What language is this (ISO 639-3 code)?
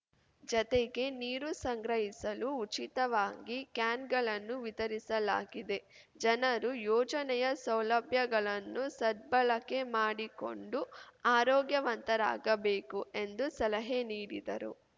kan